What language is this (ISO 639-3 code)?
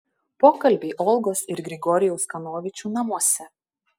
lit